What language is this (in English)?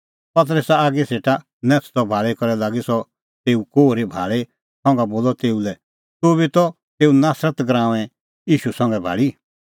Kullu Pahari